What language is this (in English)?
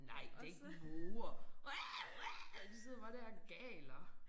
Danish